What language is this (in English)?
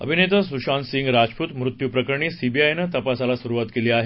Marathi